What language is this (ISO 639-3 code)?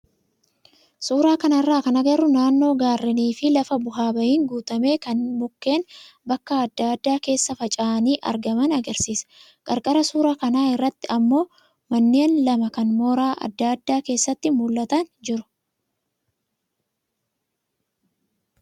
orm